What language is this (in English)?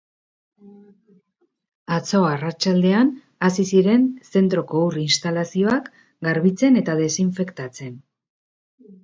Basque